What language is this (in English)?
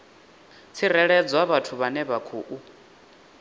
Venda